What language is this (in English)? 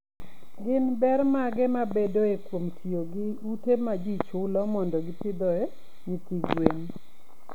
Luo (Kenya and Tanzania)